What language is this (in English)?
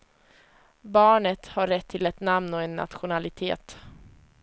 Swedish